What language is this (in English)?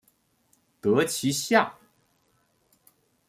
Chinese